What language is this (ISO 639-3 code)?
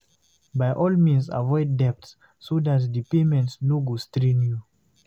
pcm